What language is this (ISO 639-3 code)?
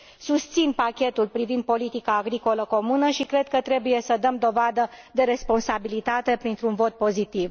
ron